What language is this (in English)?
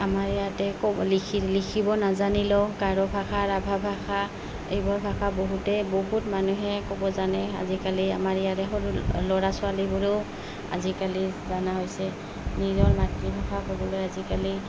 Assamese